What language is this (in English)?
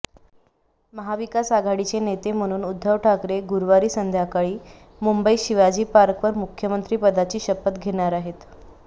Marathi